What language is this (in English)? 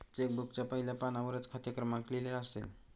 Marathi